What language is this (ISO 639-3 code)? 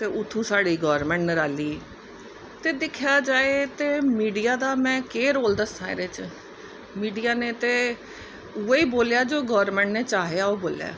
doi